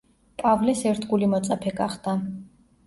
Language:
Georgian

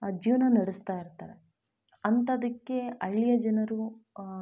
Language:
Kannada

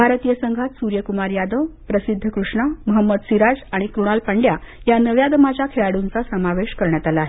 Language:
Marathi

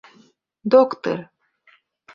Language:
Mari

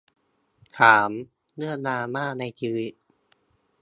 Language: Thai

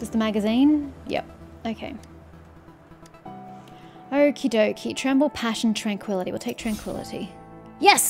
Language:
English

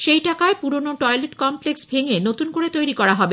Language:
Bangla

